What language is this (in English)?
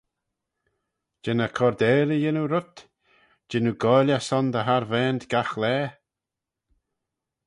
Manx